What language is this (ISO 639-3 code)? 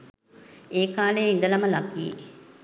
sin